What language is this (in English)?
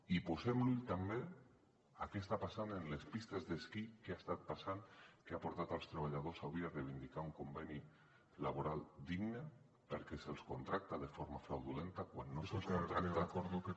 Catalan